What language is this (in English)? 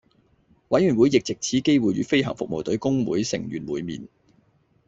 Cantonese